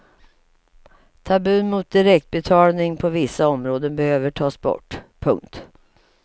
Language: Swedish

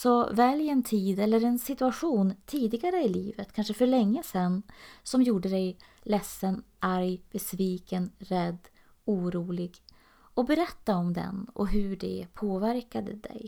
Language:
Swedish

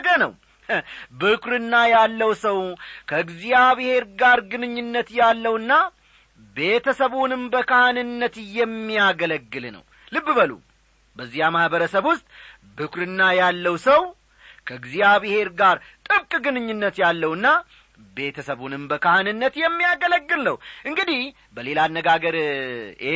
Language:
Amharic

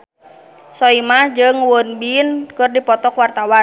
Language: Sundanese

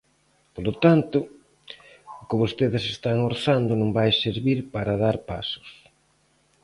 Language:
Galician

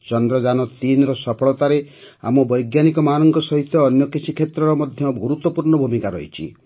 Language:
Odia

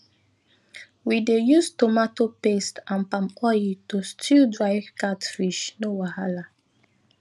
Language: Nigerian Pidgin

